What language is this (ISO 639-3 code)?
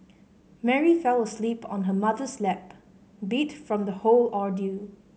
eng